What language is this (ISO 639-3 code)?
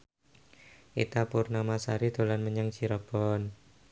jav